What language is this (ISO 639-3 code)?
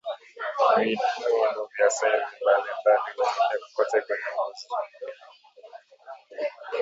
swa